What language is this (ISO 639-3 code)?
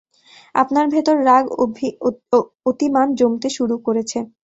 ben